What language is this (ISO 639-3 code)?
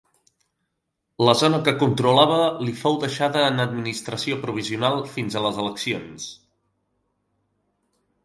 cat